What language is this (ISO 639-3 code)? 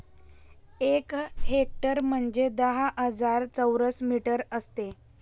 mar